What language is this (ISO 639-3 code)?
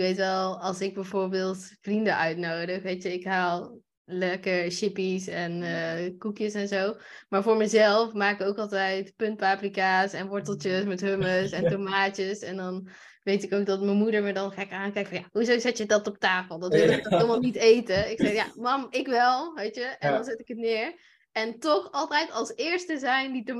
nld